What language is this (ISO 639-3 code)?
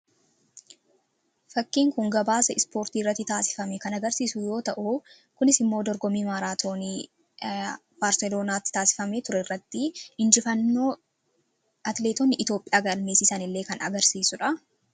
orm